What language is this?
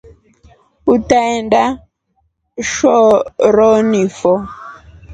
Rombo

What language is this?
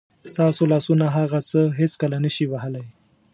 Pashto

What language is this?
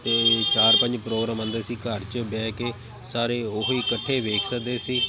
Punjabi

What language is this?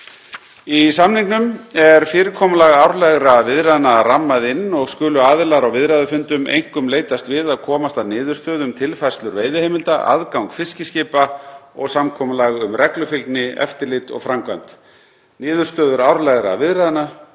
Icelandic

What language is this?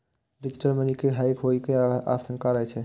Maithili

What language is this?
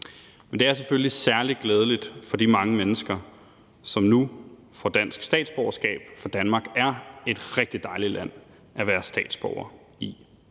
Danish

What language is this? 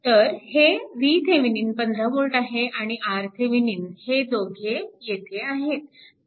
Marathi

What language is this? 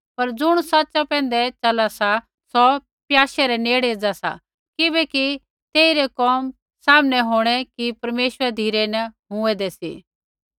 Kullu Pahari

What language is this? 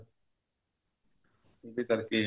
Punjabi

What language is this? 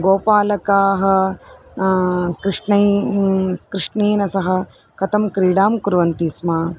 Sanskrit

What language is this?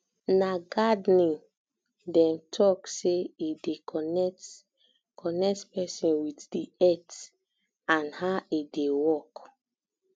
Nigerian Pidgin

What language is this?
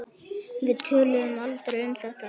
Icelandic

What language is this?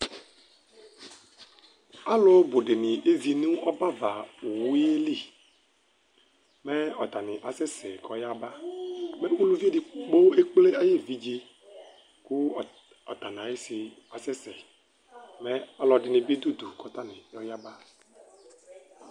Ikposo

